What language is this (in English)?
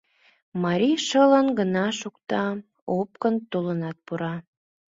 Mari